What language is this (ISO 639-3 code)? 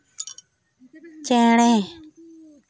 sat